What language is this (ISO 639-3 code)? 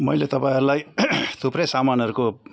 nep